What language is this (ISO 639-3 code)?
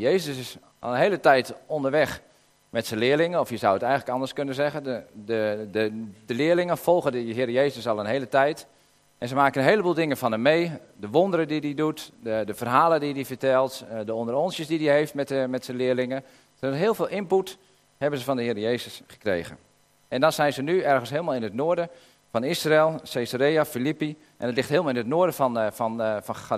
nld